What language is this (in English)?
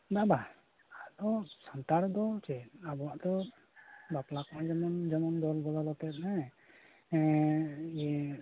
Santali